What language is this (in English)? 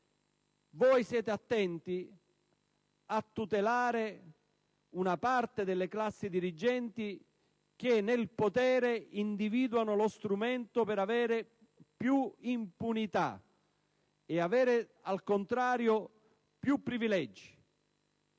Italian